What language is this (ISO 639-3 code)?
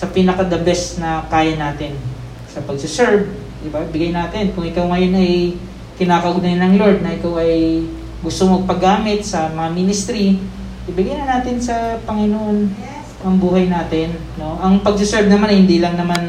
fil